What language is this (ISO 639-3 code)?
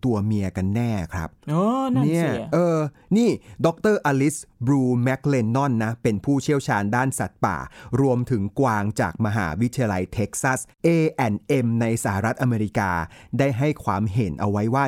tha